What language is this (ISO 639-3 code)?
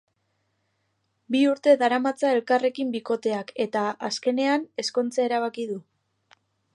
eus